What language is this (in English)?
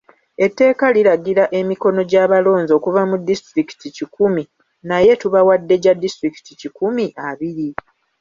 Ganda